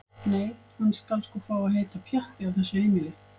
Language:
Icelandic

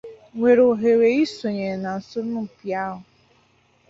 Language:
Igbo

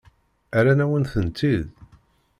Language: Kabyle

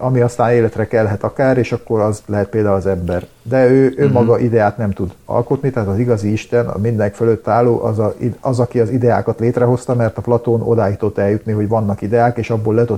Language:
Hungarian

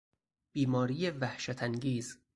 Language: Persian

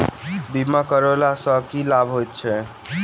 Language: Maithili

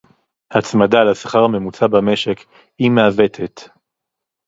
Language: Hebrew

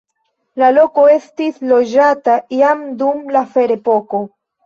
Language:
Esperanto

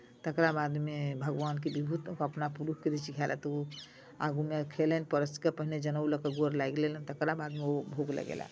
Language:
Maithili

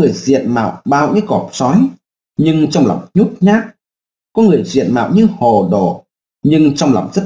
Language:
Vietnamese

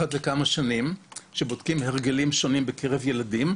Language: Hebrew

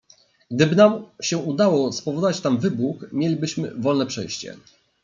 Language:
Polish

